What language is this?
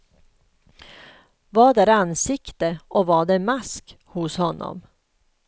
Swedish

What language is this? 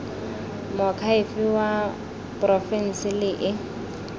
Tswana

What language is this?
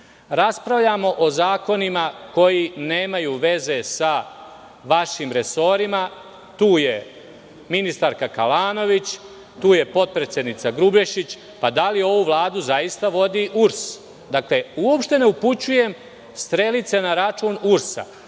Serbian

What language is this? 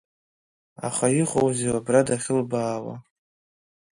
Abkhazian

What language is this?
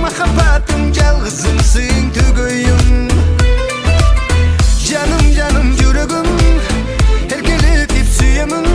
Vietnamese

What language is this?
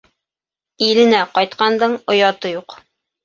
Bashkir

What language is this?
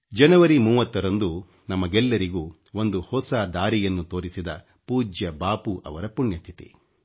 Kannada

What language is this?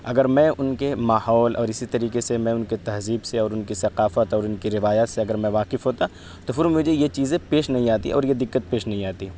Urdu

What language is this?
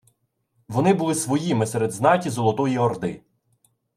Ukrainian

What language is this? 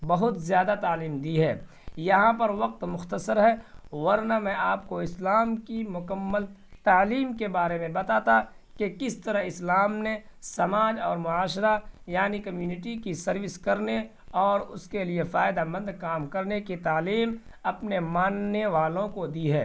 Urdu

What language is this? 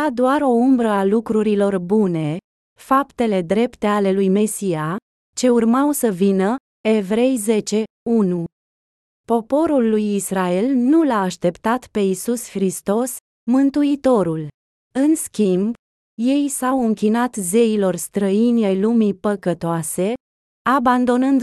Romanian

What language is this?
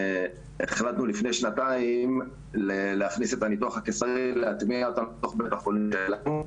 Hebrew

